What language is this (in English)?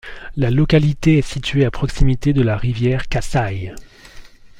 French